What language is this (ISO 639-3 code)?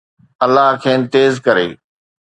snd